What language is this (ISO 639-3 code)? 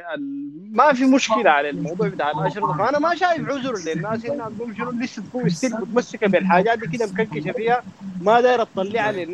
ara